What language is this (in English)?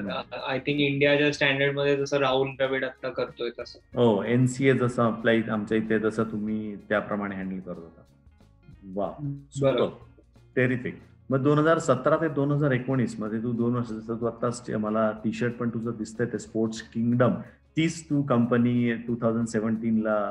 Marathi